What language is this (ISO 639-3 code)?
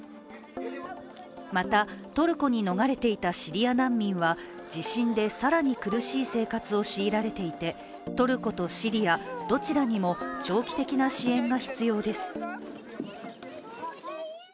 jpn